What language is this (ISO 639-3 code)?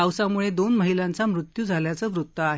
mar